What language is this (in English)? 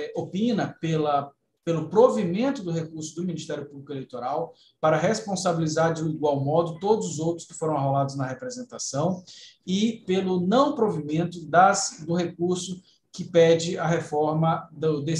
Portuguese